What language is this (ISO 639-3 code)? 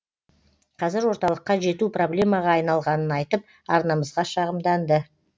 kaz